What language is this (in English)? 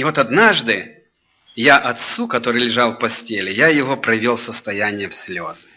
Russian